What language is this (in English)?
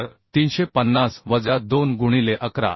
Marathi